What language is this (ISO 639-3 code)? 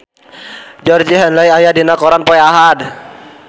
sun